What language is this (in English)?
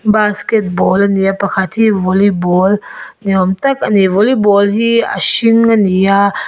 Mizo